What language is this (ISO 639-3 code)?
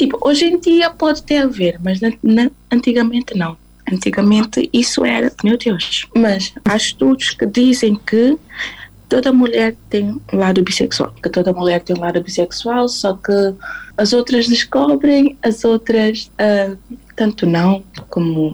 por